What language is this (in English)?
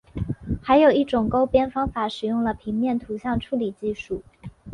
Chinese